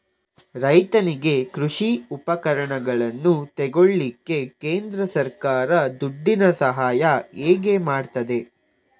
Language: Kannada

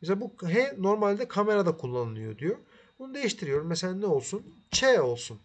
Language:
Turkish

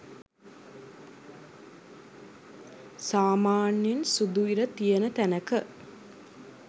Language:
Sinhala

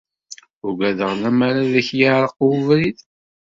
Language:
Kabyle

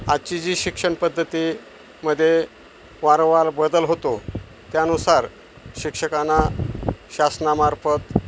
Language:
Marathi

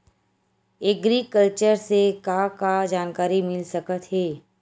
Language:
Chhattisgarhi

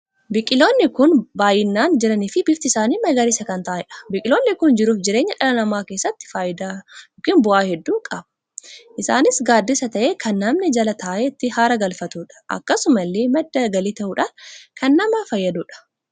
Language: Oromo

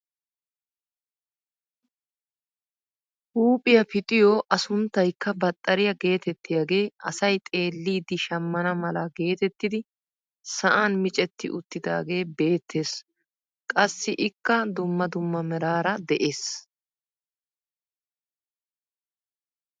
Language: Wolaytta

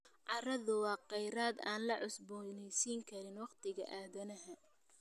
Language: Somali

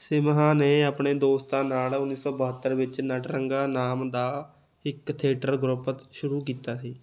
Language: Punjabi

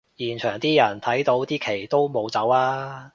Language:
Cantonese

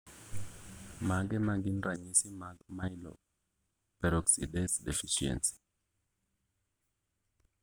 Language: Luo (Kenya and Tanzania)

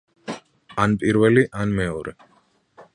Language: Georgian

